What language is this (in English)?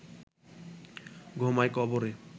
Bangla